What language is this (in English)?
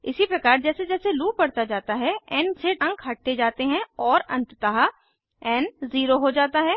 Hindi